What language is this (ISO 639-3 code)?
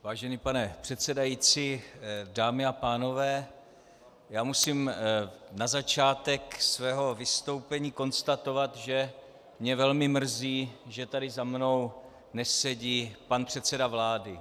ces